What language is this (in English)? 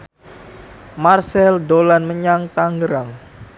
Javanese